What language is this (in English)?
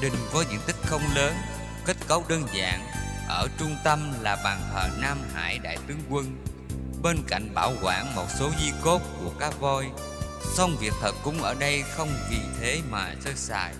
Vietnamese